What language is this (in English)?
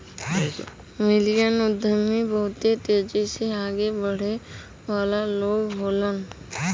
Bhojpuri